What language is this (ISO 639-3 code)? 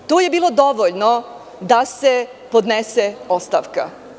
srp